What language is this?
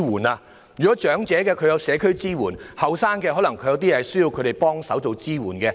Cantonese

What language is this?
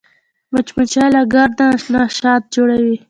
Pashto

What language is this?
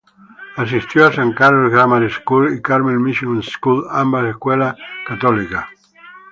Spanish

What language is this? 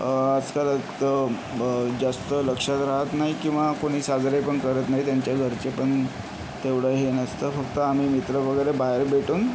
Marathi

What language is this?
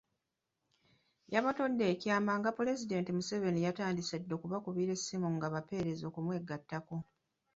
Ganda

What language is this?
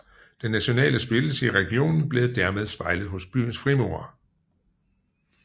Danish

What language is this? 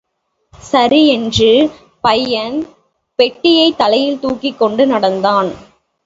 Tamil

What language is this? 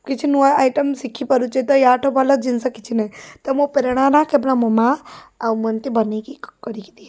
Odia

